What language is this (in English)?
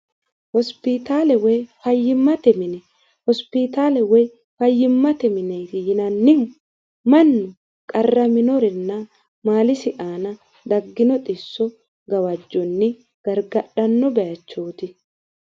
Sidamo